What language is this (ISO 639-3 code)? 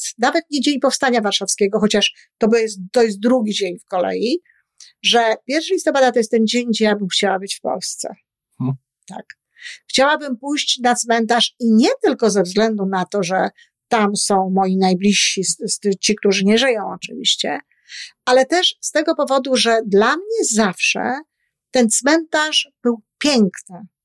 pol